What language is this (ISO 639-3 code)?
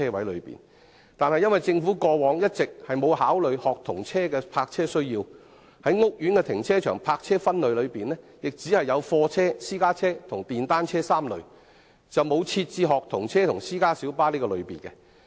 yue